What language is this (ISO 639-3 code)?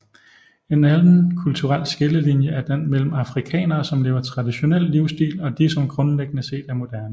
dan